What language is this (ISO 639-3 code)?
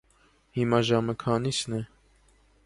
hye